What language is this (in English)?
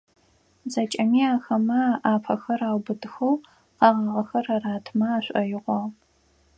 Adyghe